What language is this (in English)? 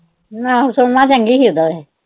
Punjabi